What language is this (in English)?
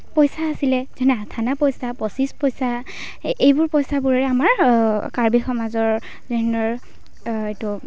Assamese